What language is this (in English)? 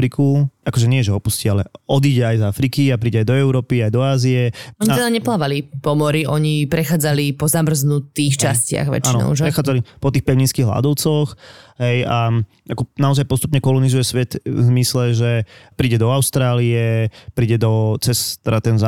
Slovak